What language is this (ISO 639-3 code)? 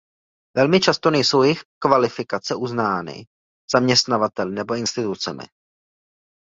ces